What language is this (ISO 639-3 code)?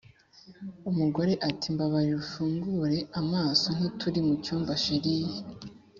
kin